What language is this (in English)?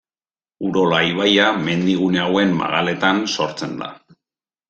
Basque